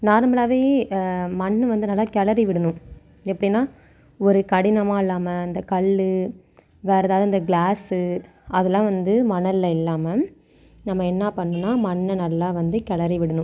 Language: Tamil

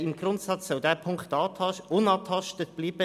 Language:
Swiss German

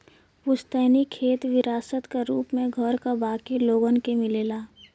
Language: Bhojpuri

